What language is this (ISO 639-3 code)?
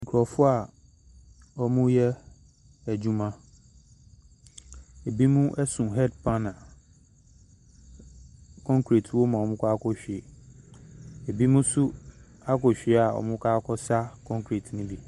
aka